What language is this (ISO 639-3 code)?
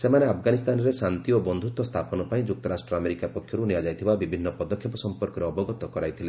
ori